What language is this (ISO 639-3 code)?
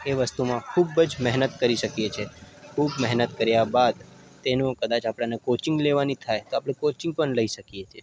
guj